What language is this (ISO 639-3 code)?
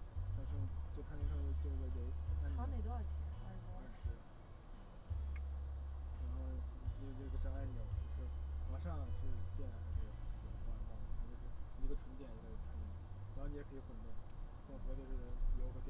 zho